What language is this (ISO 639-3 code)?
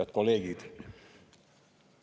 est